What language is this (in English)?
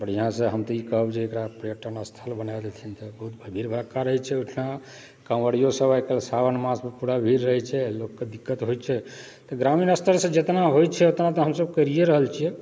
Maithili